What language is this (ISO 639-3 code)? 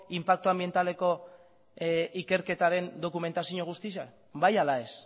eus